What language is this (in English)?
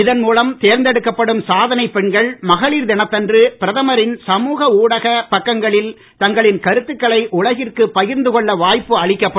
Tamil